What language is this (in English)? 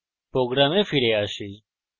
Bangla